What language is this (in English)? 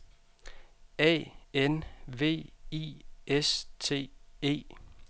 Danish